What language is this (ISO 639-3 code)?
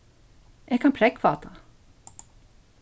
fao